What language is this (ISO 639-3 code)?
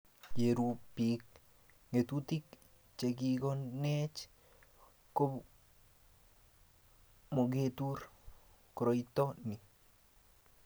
kln